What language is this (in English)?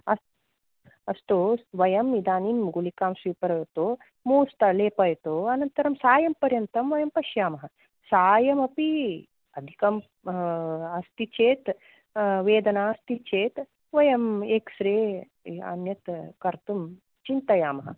Sanskrit